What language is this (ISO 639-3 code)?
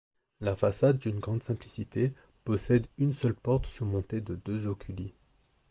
fra